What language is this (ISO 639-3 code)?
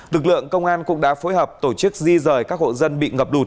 vie